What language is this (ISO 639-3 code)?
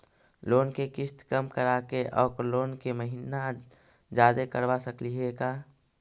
mag